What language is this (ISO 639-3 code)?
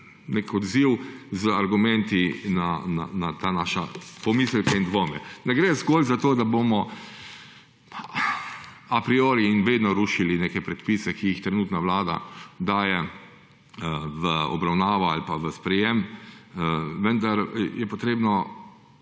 slv